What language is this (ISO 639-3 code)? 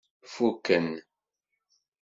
kab